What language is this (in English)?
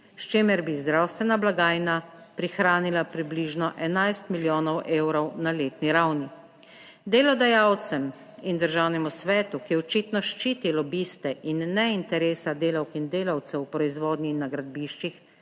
Slovenian